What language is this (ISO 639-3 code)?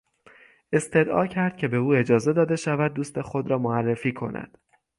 fas